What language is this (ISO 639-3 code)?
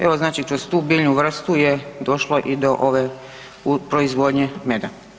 hrv